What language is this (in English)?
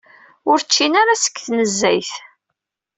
Kabyle